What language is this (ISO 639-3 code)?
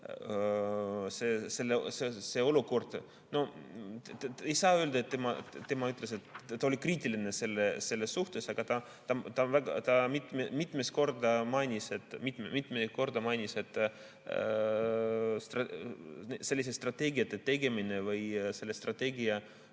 est